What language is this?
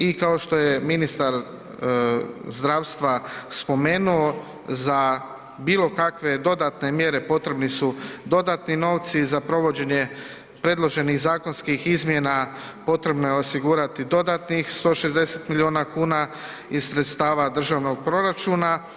Croatian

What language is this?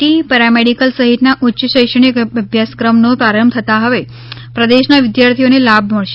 Gujarati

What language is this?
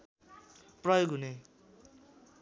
Nepali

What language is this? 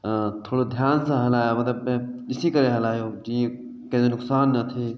Sindhi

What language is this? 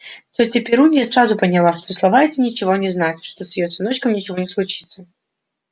Russian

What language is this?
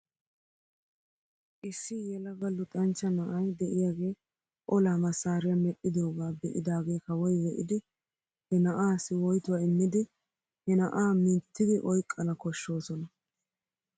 Wolaytta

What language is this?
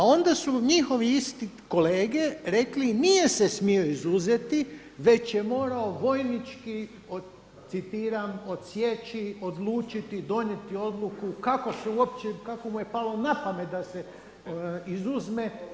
Croatian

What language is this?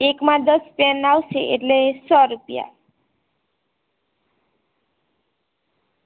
Gujarati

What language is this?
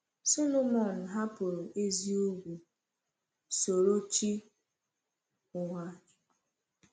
Igbo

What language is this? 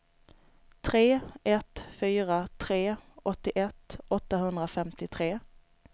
Swedish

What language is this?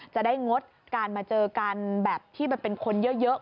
Thai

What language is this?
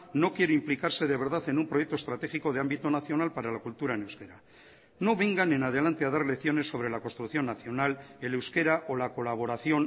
Spanish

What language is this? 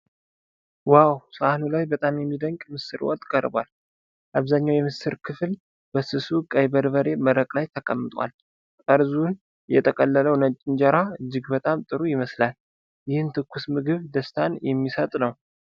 Amharic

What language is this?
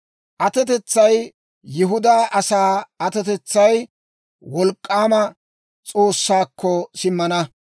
Dawro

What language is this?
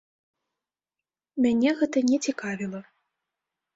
Belarusian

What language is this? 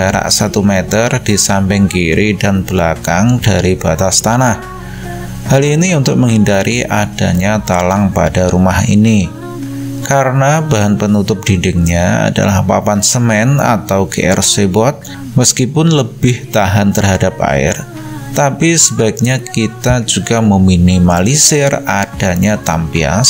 Indonesian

